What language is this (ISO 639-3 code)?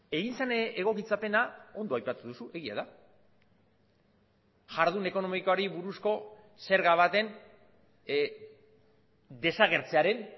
eus